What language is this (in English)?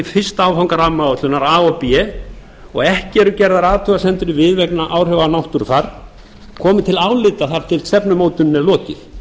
Icelandic